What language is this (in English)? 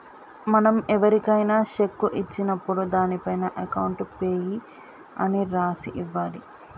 Telugu